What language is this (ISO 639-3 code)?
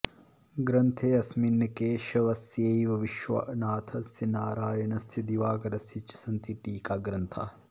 san